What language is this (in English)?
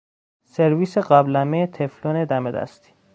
Persian